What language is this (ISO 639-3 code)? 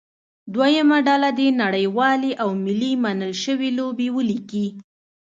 pus